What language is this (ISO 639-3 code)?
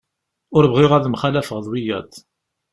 kab